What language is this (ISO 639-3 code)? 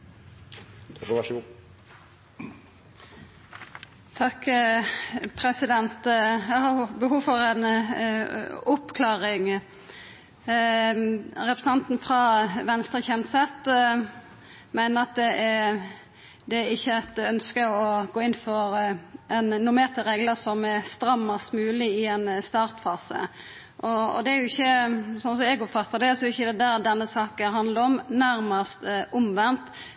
nno